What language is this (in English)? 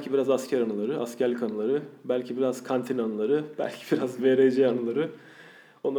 Turkish